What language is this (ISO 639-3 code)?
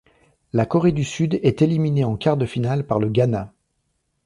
fra